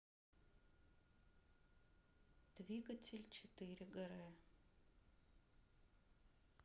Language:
Russian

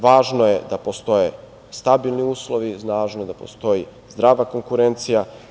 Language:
Serbian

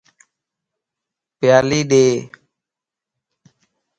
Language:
Lasi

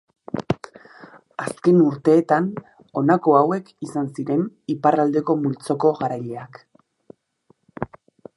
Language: Basque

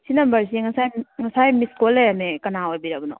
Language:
Manipuri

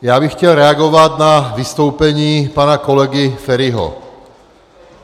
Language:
Czech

